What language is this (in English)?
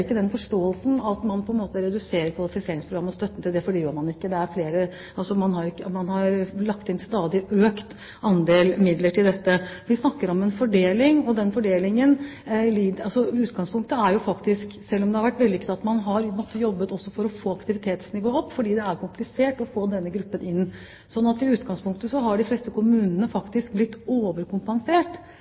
Norwegian Bokmål